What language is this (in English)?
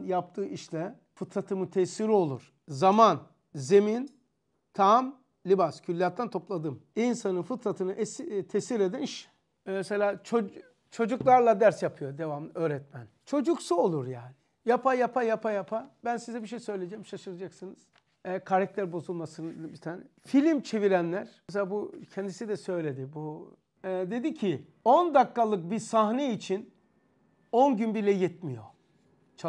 Turkish